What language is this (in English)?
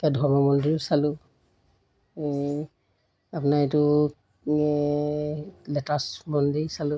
Assamese